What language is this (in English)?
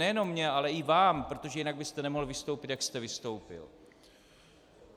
Czech